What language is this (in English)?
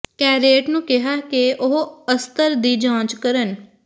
Punjabi